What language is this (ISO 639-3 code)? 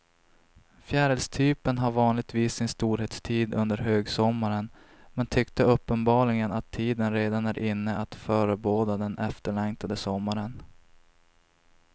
swe